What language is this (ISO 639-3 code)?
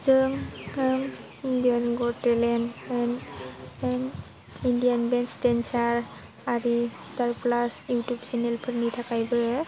brx